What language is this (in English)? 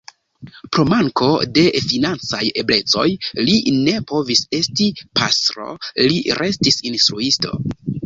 Esperanto